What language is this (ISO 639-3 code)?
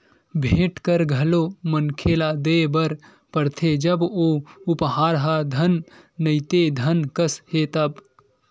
hne